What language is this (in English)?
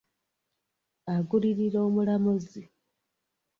Ganda